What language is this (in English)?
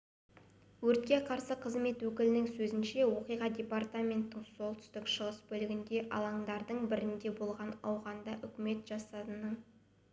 Kazakh